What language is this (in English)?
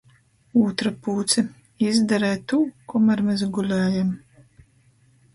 Latgalian